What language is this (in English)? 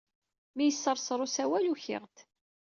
Kabyle